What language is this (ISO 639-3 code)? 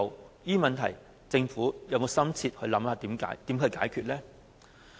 yue